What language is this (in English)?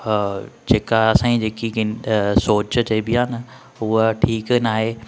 Sindhi